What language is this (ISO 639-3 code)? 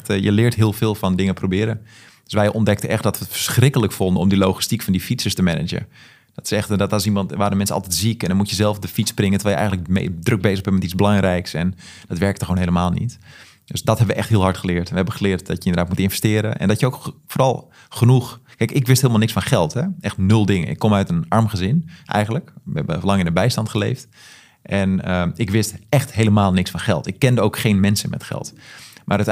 nld